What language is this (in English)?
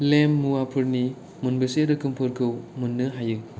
Bodo